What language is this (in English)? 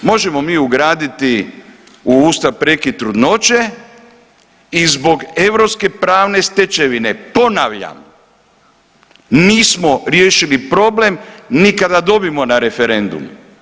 Croatian